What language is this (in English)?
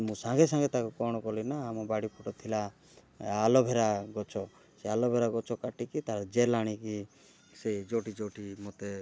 Odia